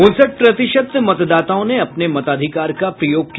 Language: Hindi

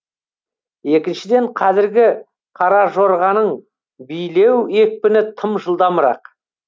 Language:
Kazakh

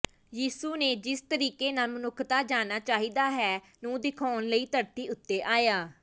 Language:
Punjabi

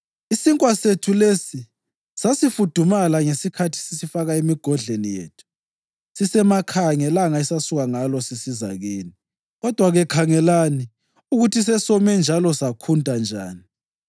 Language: North Ndebele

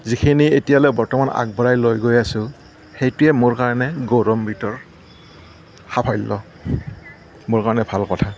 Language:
Assamese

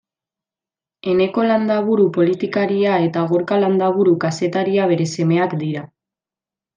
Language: Basque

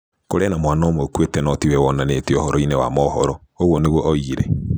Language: Kikuyu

